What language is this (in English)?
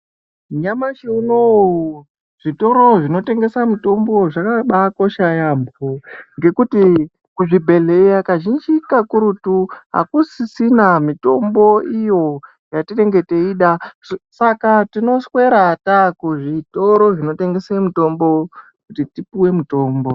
Ndau